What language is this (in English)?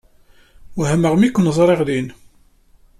Kabyle